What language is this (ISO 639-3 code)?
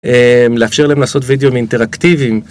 heb